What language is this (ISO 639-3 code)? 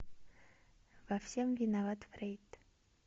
rus